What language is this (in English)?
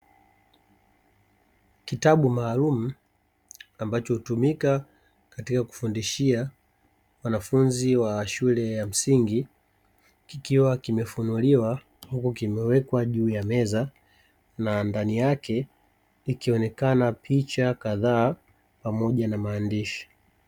Swahili